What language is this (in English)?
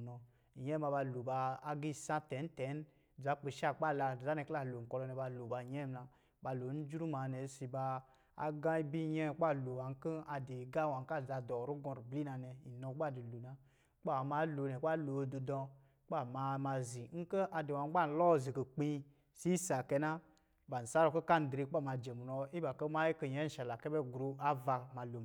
Lijili